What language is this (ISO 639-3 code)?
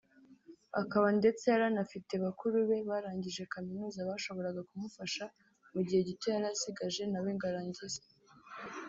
kin